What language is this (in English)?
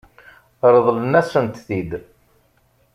Kabyle